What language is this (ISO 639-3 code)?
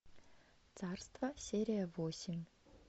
rus